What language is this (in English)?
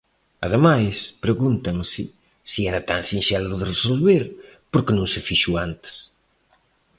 Galician